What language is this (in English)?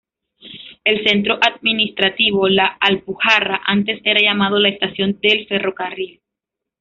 Spanish